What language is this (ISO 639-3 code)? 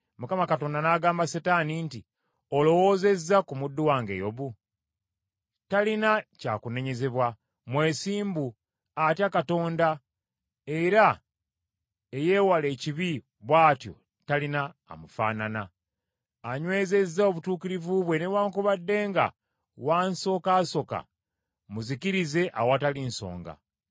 lug